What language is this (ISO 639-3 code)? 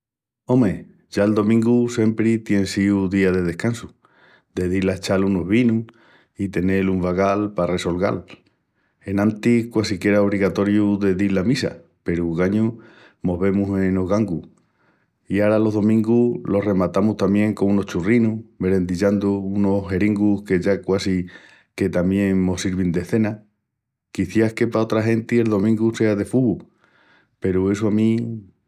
ext